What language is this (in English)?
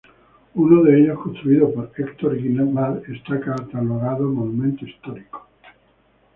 Spanish